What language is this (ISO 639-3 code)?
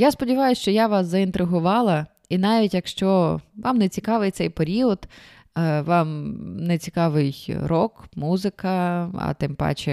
ukr